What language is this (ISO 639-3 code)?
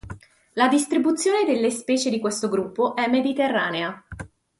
ita